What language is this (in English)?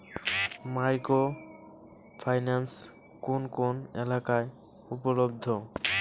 Bangla